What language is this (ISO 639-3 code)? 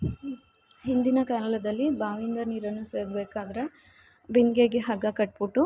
kan